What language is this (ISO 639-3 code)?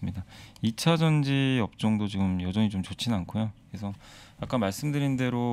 kor